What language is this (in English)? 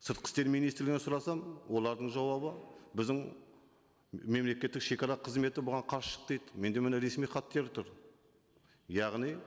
Kazakh